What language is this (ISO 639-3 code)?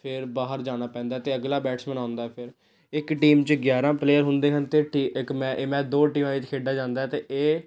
pan